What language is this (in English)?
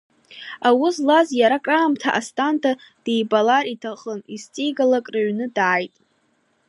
Abkhazian